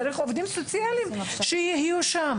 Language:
Hebrew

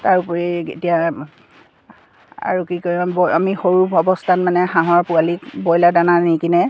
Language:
Assamese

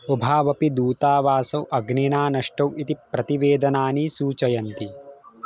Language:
Sanskrit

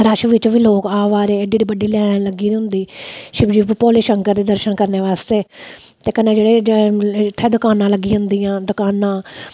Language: Dogri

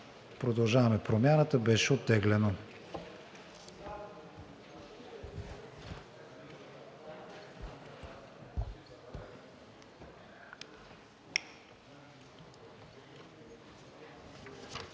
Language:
Bulgarian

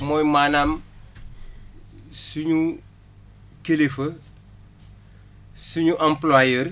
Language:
Wolof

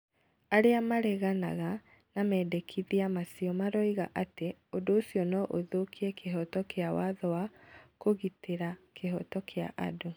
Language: Kikuyu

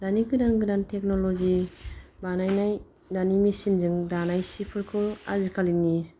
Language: Bodo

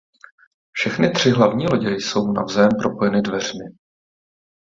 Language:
Czech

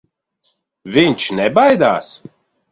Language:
Latvian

